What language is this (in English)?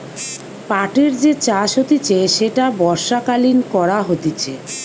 Bangla